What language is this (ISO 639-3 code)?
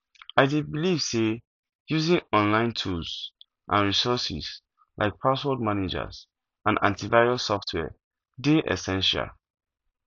pcm